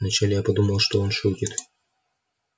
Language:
Russian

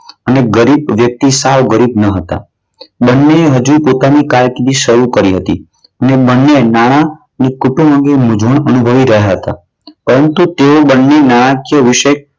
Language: Gujarati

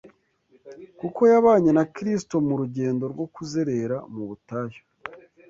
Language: Kinyarwanda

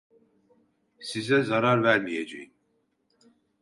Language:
Turkish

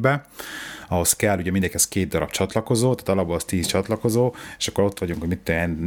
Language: Hungarian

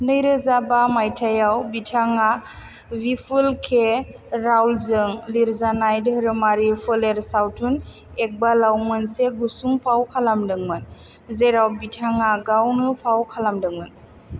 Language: Bodo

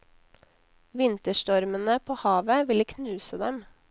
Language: Norwegian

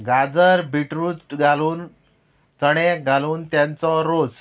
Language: Konkani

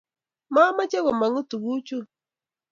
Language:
Kalenjin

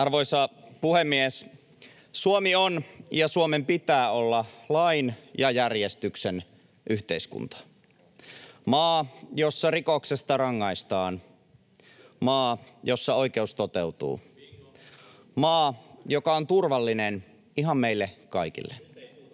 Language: Finnish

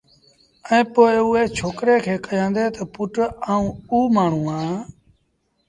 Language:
Sindhi Bhil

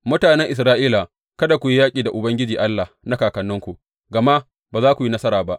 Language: Hausa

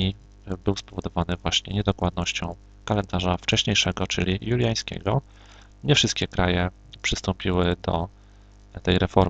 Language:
Polish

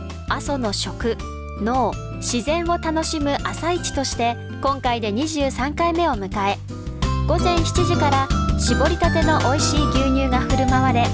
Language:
Japanese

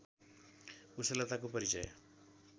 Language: Nepali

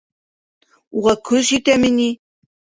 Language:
Bashkir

